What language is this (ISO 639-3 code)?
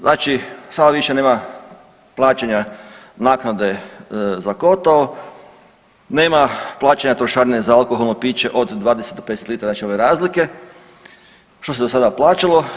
hrv